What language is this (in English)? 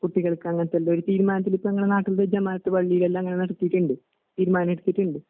Malayalam